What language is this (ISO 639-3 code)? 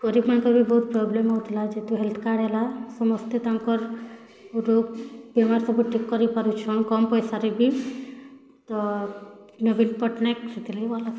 ori